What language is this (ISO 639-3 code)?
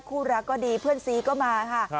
tha